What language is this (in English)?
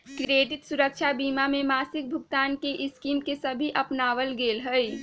Magahi